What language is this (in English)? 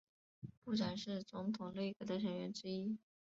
Chinese